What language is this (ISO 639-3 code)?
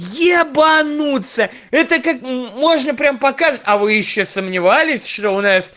rus